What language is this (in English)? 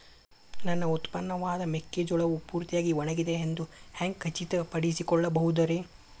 Kannada